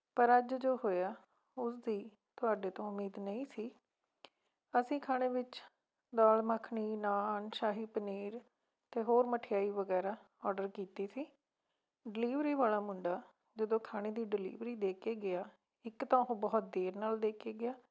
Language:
Punjabi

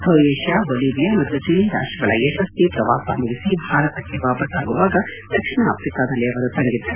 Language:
Kannada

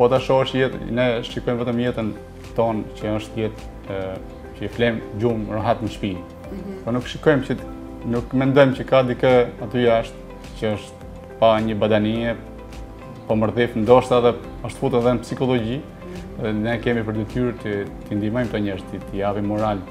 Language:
Romanian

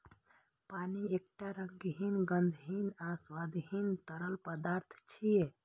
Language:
Maithili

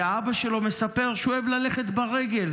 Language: Hebrew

